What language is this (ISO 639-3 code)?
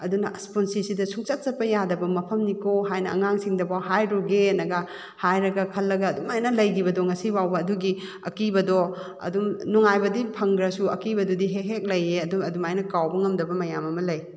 mni